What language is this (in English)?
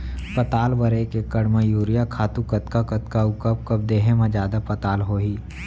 Chhattisgarhi